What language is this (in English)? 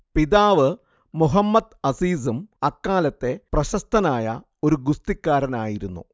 Malayalam